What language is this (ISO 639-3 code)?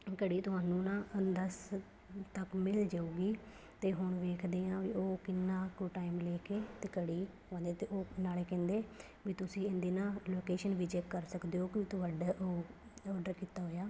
pan